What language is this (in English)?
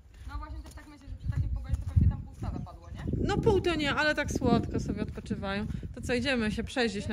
Polish